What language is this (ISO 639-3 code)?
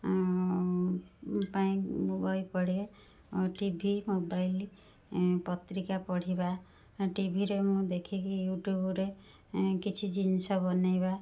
ori